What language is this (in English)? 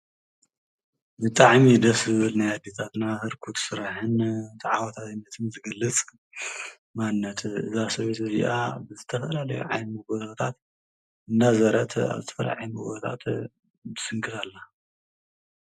Tigrinya